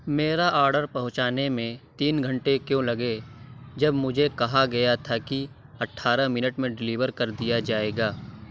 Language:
Urdu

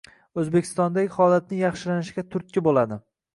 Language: Uzbek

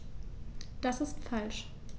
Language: German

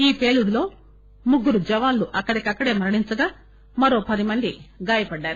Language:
Telugu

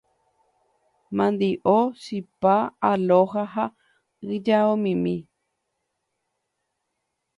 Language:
Guarani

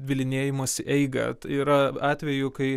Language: Lithuanian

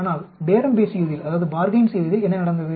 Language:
Tamil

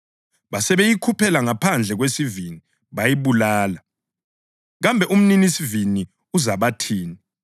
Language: North Ndebele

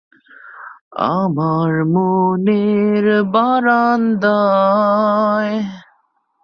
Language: Bangla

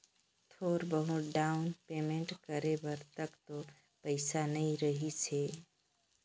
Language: Chhattisgarhi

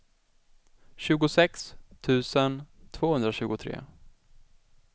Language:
Swedish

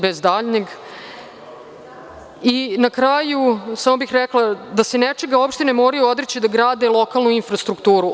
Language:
Serbian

